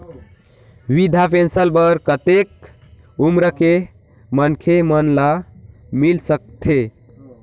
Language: Chhattisgarhi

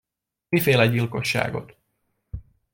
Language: Hungarian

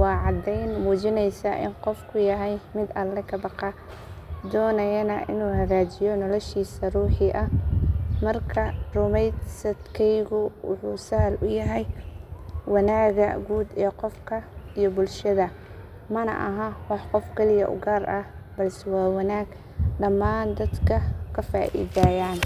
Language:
Somali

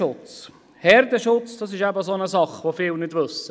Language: Swiss German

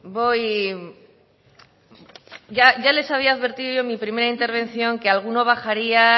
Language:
Spanish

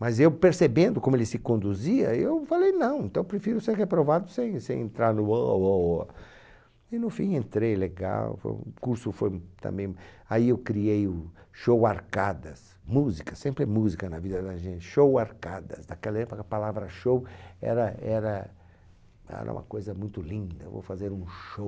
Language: Portuguese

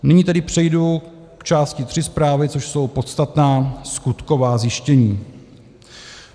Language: Czech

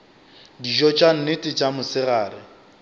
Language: Northern Sotho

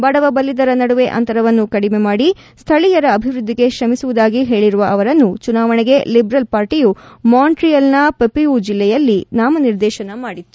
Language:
Kannada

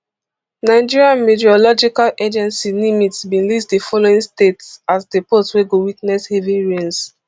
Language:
Nigerian Pidgin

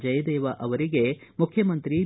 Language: Kannada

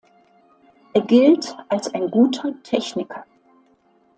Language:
German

